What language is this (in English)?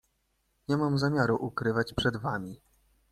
Polish